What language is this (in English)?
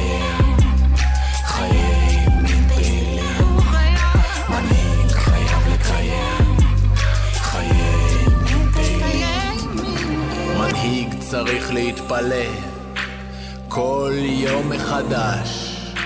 Hebrew